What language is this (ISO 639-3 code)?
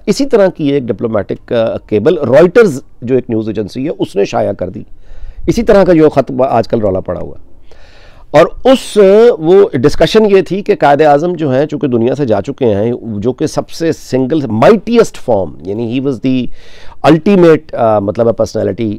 hin